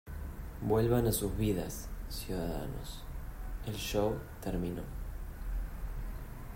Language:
Spanish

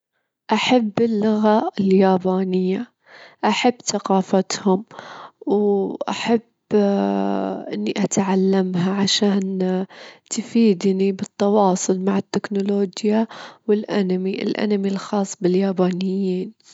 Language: Gulf Arabic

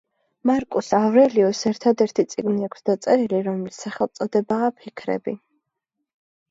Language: Georgian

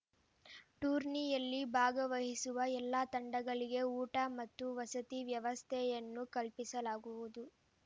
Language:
Kannada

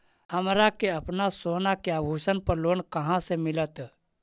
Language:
Magahi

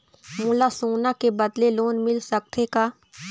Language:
Chhattisgarhi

